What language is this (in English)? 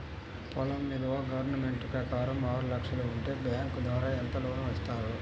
Telugu